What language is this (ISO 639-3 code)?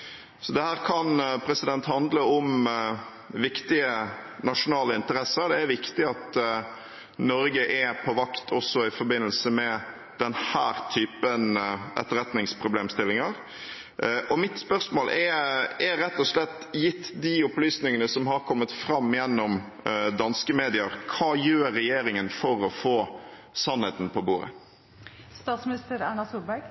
nob